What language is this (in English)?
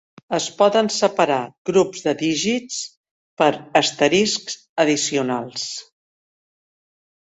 Catalan